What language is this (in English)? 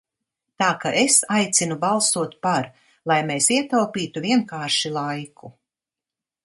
Latvian